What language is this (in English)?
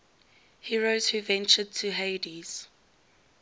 English